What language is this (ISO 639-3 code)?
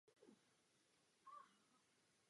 ces